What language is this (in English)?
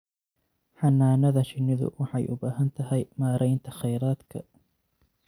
Somali